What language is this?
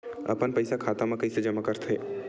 Chhattisgarhi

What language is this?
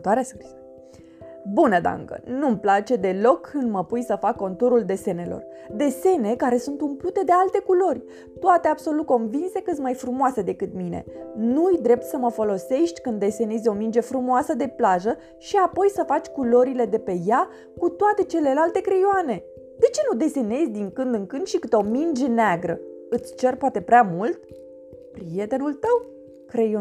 Romanian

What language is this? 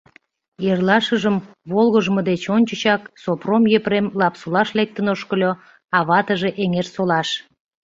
Mari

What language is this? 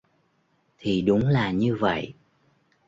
Vietnamese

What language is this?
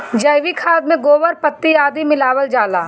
Bhojpuri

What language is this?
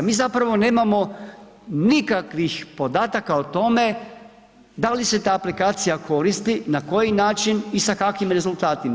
Croatian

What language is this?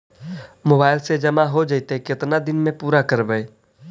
Magahi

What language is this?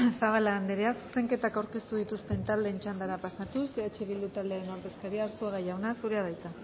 Basque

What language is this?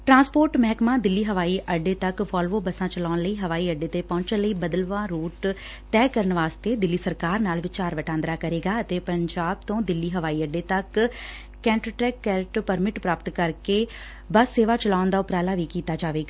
Punjabi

